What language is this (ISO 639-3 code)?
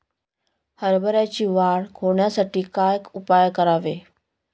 mar